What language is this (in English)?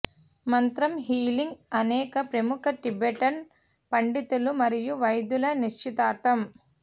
Telugu